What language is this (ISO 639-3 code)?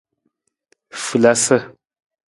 nmz